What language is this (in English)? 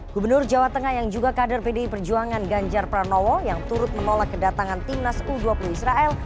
Indonesian